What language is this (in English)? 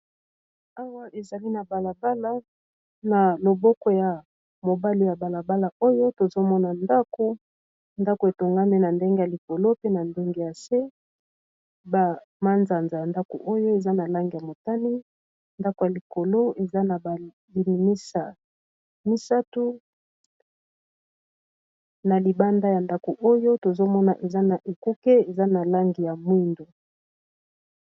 Lingala